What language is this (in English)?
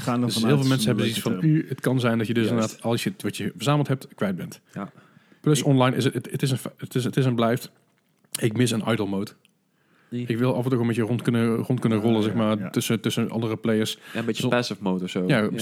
Dutch